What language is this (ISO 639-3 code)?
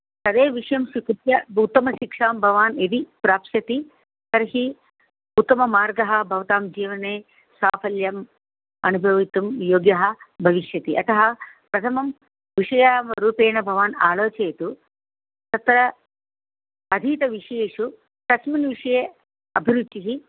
san